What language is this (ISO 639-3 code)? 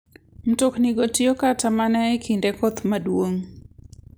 luo